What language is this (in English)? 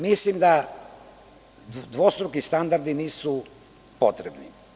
Serbian